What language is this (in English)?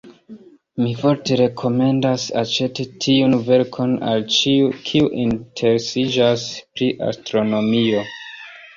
Esperanto